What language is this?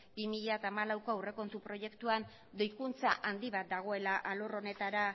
Basque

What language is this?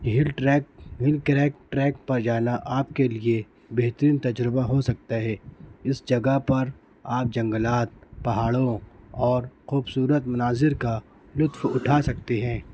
Urdu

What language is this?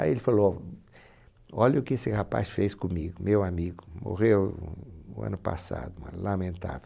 Portuguese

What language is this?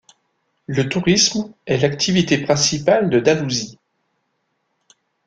French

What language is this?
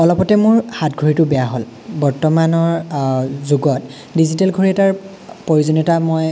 Assamese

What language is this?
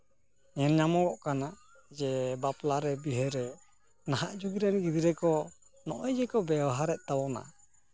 Santali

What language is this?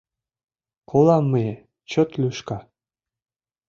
Mari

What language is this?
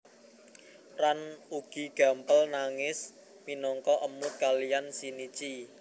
Javanese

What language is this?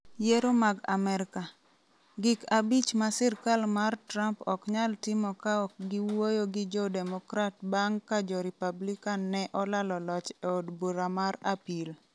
Luo (Kenya and Tanzania)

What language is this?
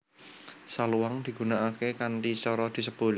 Javanese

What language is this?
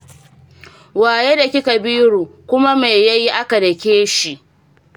Hausa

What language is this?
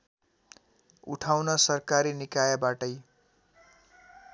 Nepali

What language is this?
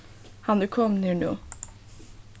Faroese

